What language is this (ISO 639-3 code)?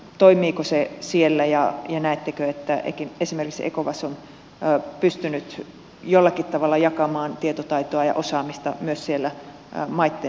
fin